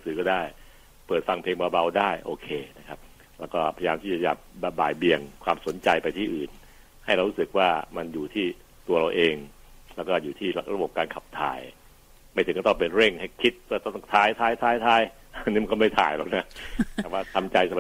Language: Thai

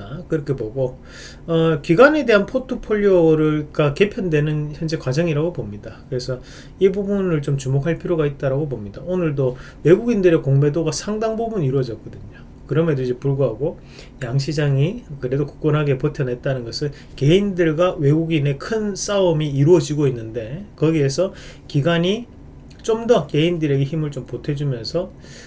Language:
Korean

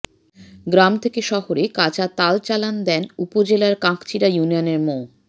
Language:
Bangla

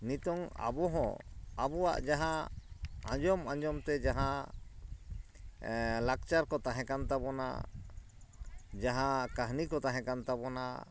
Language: Santali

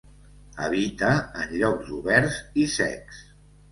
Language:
Catalan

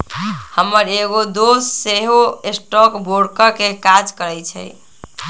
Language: Magahi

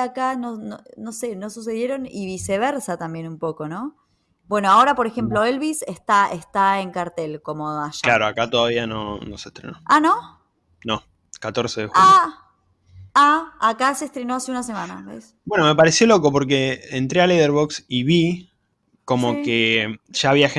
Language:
Spanish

